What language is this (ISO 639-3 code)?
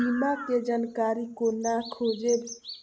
mai